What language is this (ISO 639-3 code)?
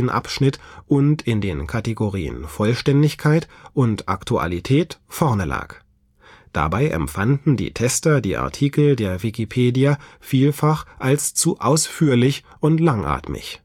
deu